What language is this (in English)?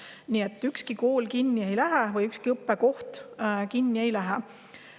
Estonian